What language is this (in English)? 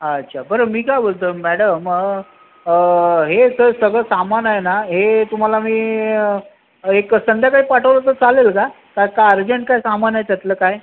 Marathi